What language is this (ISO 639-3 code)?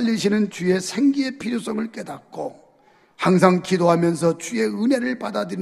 kor